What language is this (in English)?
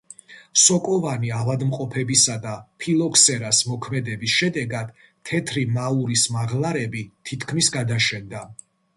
Georgian